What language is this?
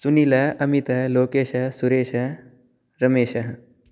Sanskrit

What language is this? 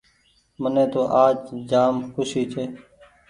Goaria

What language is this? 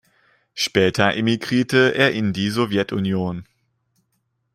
German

